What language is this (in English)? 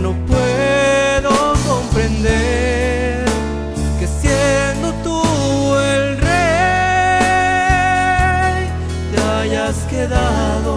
Romanian